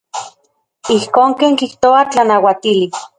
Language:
Central Puebla Nahuatl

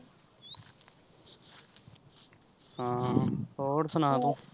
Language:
Punjabi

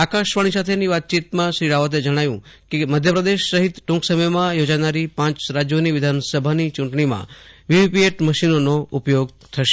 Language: Gujarati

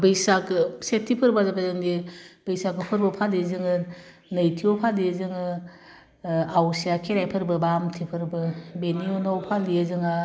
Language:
Bodo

